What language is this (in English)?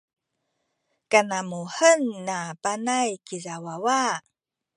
Sakizaya